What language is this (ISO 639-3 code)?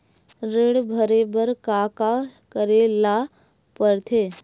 hne